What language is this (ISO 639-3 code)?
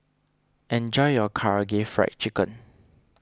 eng